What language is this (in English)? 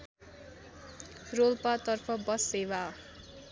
Nepali